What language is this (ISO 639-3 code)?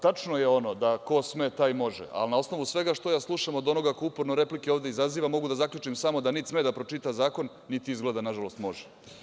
srp